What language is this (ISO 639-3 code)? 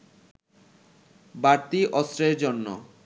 ben